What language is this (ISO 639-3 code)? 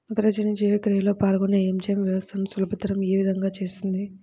tel